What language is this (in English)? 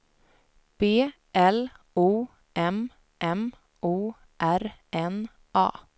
Swedish